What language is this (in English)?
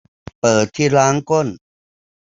Thai